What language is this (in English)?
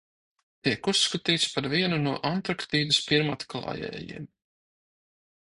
Latvian